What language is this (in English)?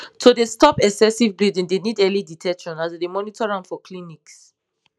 Nigerian Pidgin